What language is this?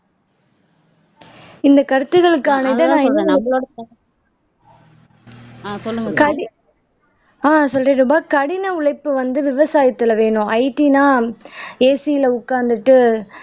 Tamil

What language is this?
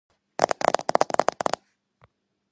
Georgian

